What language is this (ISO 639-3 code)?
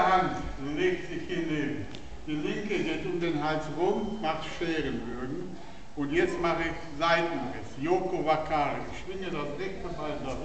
deu